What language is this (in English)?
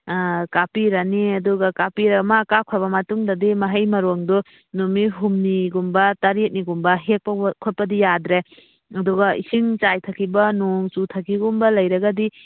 Manipuri